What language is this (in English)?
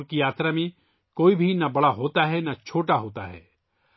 Urdu